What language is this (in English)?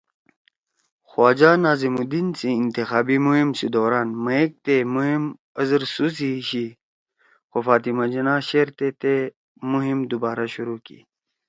Torwali